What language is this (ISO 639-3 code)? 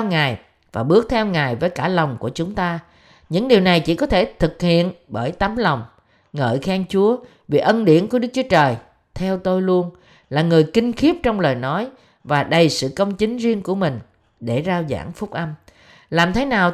vie